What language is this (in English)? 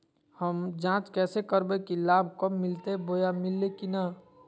Magahi